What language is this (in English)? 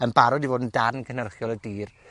Welsh